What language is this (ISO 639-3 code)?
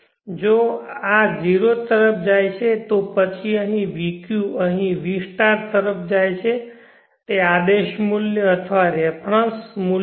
guj